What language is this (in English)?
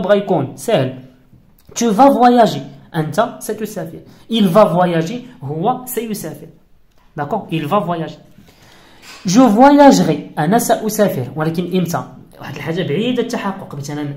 Arabic